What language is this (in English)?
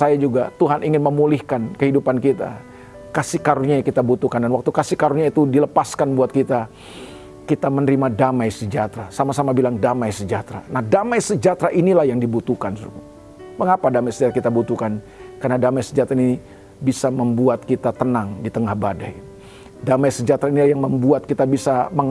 Indonesian